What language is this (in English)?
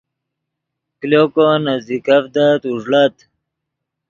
Yidgha